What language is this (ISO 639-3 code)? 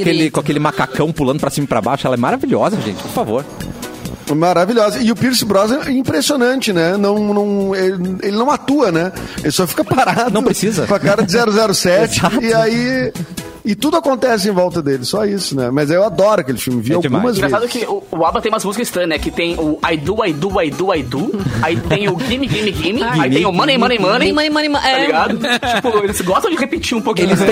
por